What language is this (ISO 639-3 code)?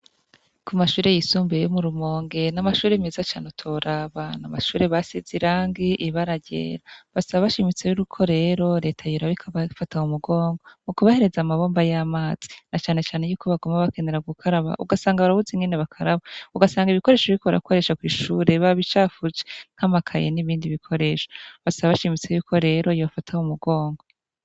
run